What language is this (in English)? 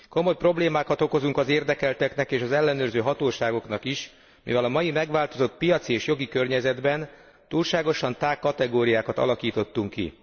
Hungarian